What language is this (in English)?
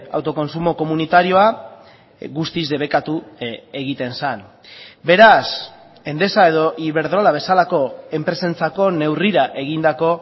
Basque